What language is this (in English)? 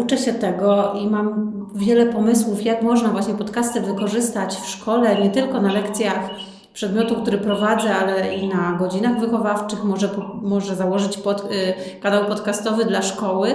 Polish